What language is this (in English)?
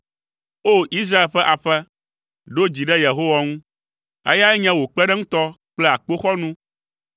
Ewe